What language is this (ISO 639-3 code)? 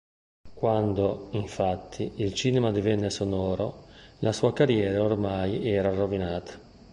ita